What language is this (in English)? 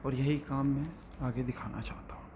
Urdu